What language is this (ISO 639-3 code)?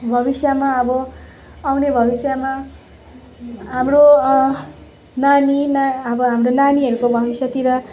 nep